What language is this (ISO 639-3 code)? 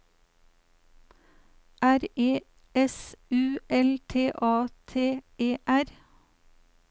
nor